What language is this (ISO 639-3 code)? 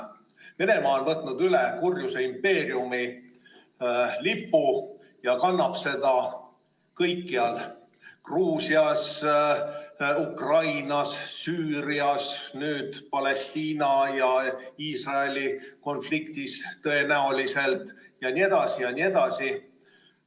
est